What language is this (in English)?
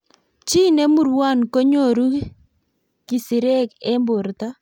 Kalenjin